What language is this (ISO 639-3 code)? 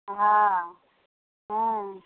mai